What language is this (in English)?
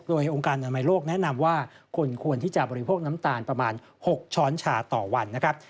Thai